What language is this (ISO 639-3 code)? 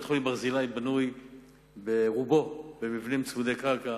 heb